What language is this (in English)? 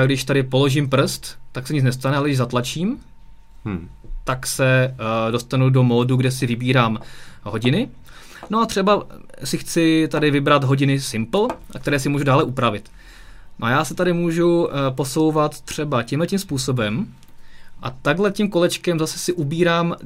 Czech